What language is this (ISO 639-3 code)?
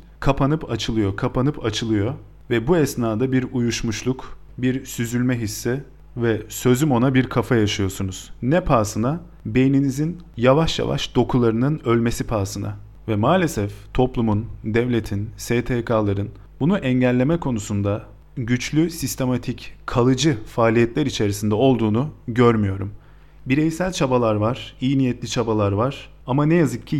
tur